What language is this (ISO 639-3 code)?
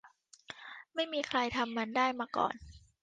tha